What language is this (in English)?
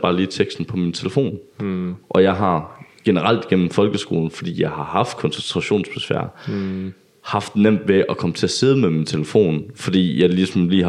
Danish